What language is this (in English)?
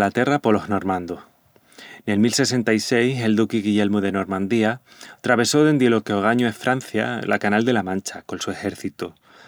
Extremaduran